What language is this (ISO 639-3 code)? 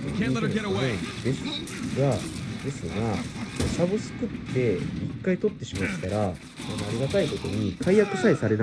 jpn